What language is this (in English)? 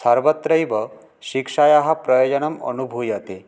Sanskrit